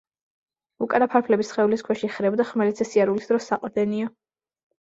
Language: Georgian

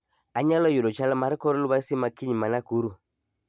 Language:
Luo (Kenya and Tanzania)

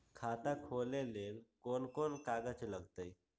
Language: Magahi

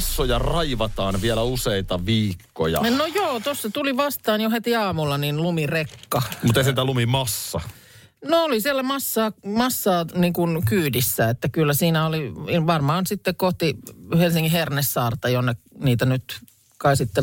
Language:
Finnish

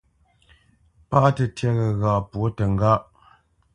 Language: Bamenyam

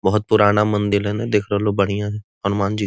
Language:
Magahi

